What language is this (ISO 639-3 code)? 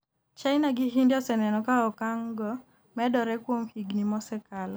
luo